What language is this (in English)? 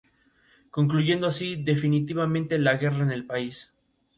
Spanish